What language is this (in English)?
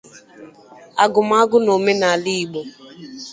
Igbo